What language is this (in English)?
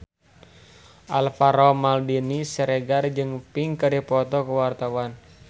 Sundanese